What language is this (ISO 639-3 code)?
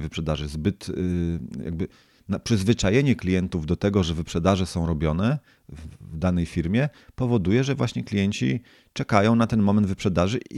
pol